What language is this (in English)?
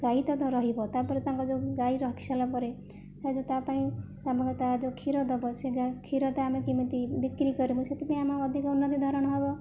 Odia